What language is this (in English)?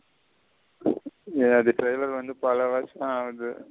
Tamil